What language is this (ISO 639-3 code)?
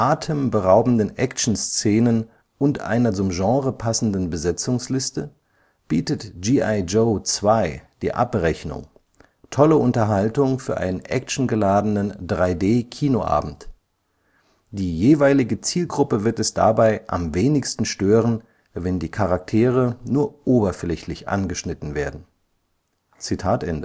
deu